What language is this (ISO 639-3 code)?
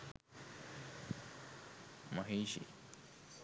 sin